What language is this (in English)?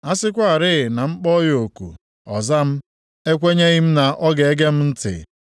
Igbo